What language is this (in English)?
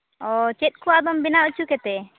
Santali